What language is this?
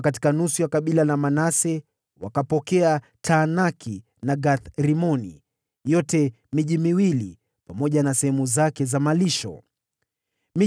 Swahili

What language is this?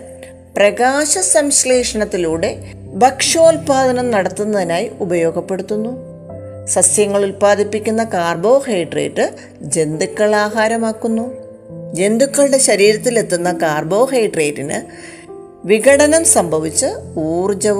Malayalam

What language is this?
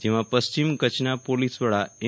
Gujarati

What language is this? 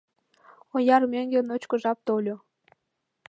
Mari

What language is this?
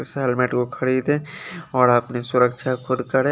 Hindi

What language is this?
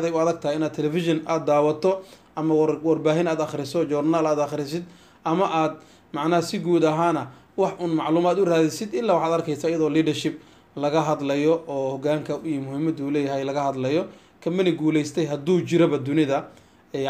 Arabic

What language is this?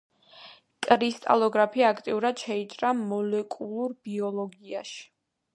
Georgian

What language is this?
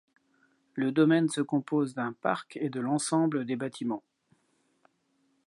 French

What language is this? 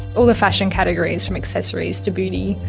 English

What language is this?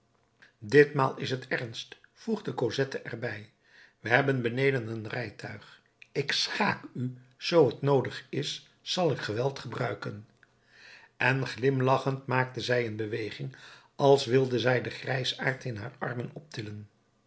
Dutch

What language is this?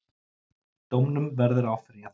Icelandic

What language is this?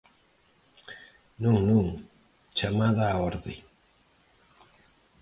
Galician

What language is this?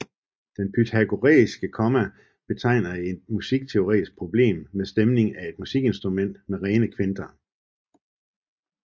Danish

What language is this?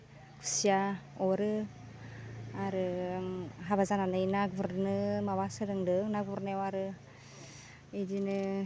Bodo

